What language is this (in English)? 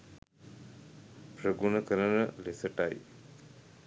Sinhala